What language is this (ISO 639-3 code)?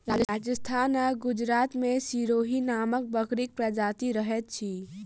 mai